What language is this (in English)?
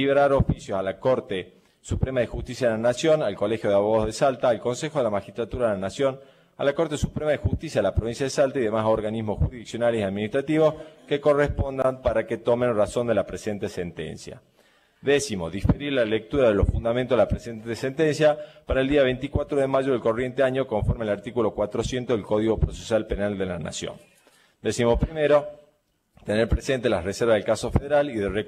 Spanish